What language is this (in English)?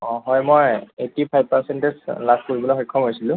Assamese